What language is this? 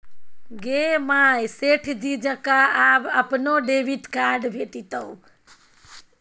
Maithili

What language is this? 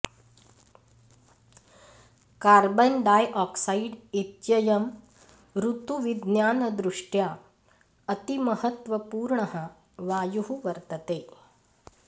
Sanskrit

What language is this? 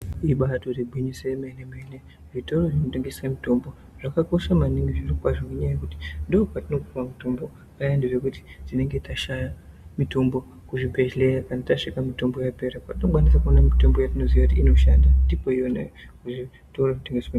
Ndau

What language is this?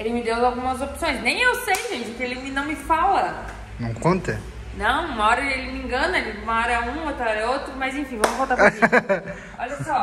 Portuguese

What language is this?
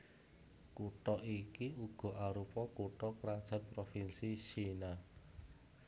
Javanese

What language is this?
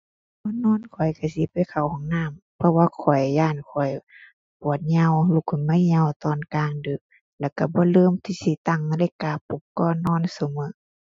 Thai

